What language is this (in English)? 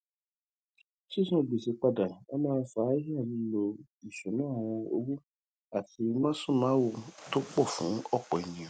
Yoruba